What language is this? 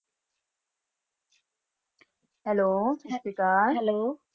Punjabi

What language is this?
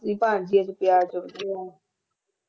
Punjabi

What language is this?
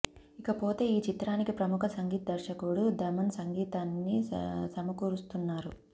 Telugu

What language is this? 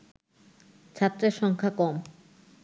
Bangla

